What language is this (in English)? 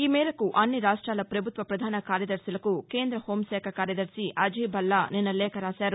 Telugu